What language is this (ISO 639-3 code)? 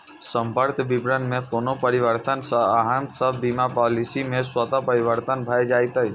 mai